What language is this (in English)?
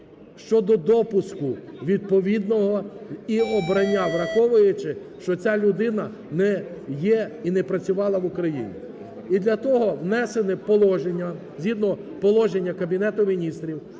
Ukrainian